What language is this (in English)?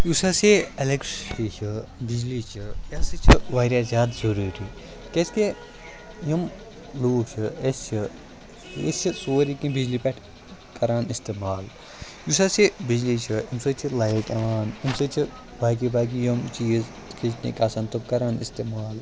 Kashmiri